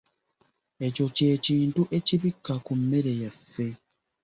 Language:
Ganda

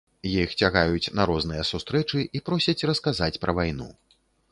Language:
Belarusian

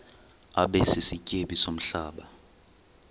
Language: Xhosa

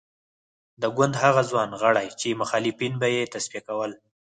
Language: Pashto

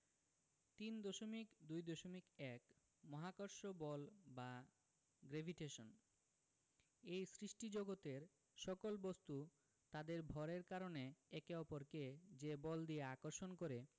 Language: Bangla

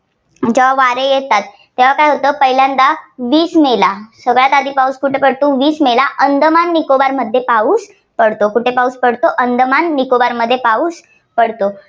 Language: Marathi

